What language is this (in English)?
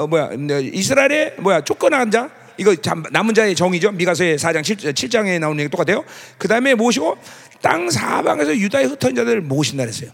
Korean